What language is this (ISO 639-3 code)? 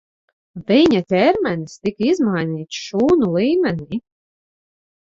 lav